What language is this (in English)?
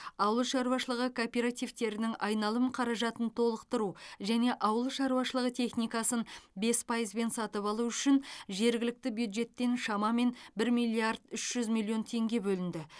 Kazakh